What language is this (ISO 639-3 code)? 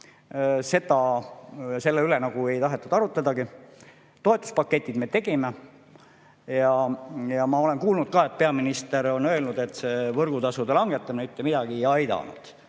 est